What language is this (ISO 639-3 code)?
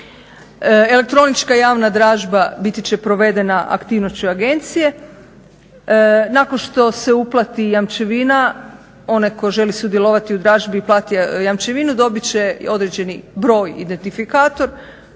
hrv